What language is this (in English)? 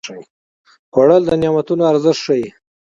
Pashto